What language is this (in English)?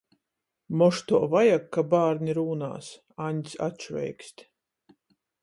Latgalian